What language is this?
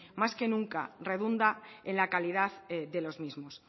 Spanish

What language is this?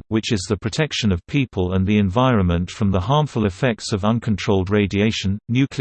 English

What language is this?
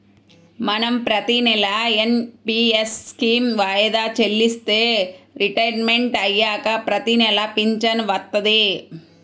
Telugu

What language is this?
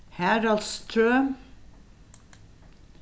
Faroese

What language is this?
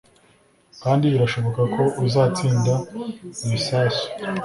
Kinyarwanda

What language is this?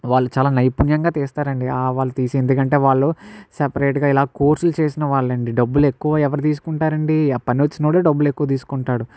Telugu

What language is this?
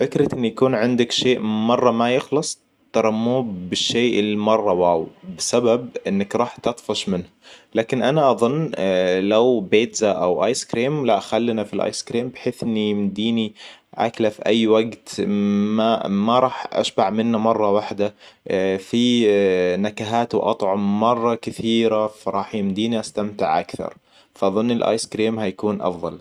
Hijazi Arabic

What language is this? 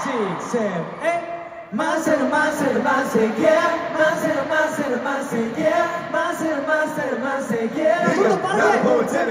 English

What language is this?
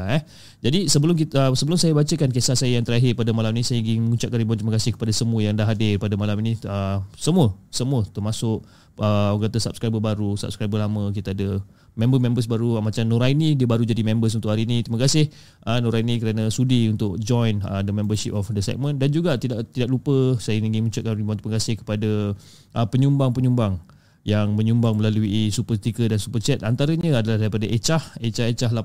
Malay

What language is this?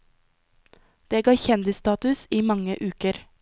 Norwegian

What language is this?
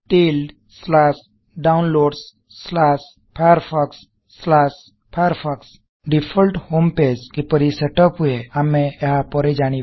Odia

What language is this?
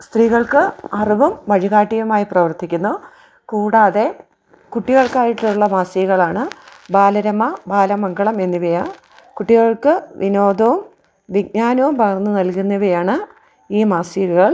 Malayalam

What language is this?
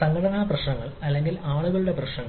Malayalam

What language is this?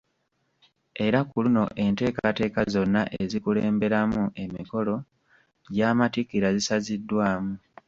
Ganda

